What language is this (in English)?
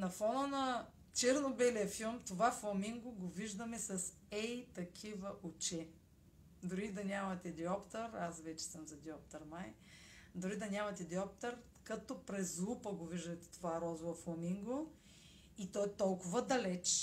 Bulgarian